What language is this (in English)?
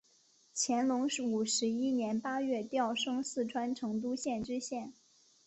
Chinese